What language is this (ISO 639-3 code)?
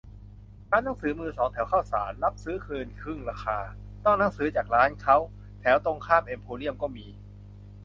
tha